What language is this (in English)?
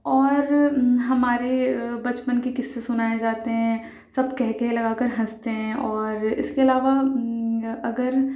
Urdu